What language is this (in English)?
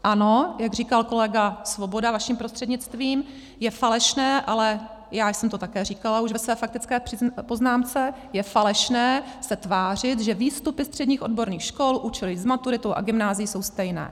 Czech